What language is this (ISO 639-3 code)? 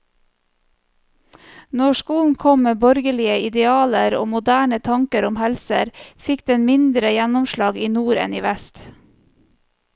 nor